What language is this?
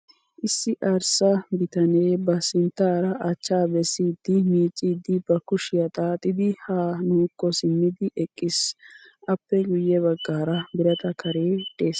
Wolaytta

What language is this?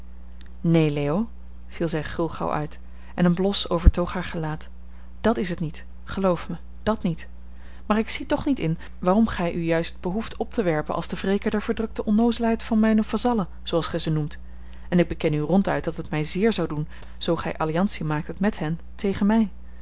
Dutch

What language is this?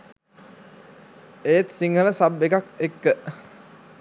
Sinhala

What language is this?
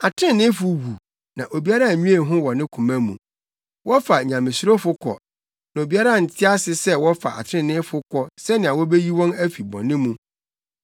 Akan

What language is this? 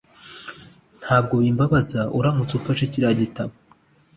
Kinyarwanda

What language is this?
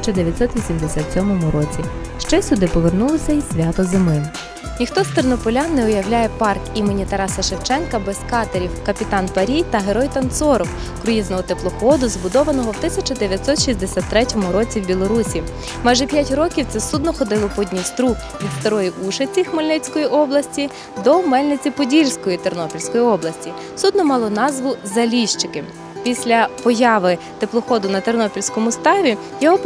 Ukrainian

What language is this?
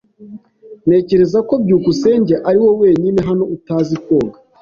Kinyarwanda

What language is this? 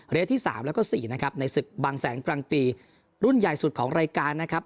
Thai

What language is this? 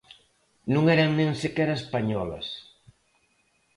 Galician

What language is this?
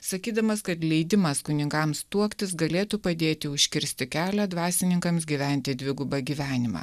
Lithuanian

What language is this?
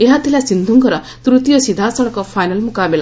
Odia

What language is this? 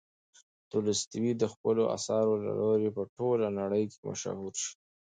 Pashto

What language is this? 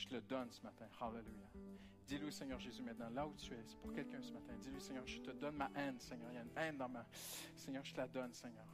French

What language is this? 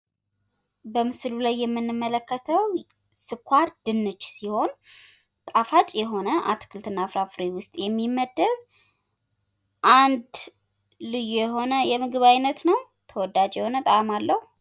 Amharic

